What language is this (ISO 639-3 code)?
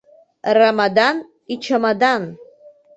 abk